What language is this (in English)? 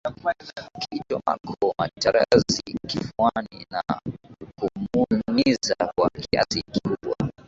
Swahili